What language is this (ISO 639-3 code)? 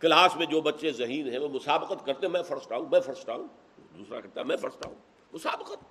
urd